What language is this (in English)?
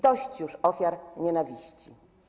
Polish